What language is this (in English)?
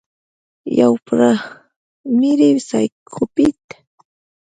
Pashto